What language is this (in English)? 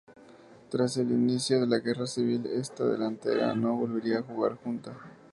Spanish